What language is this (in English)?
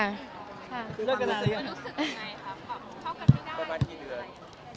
Thai